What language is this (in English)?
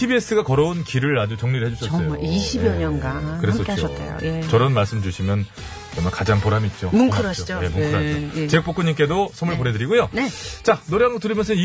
Korean